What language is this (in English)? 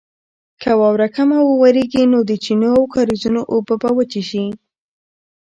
Pashto